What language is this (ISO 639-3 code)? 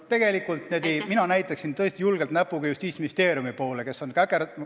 est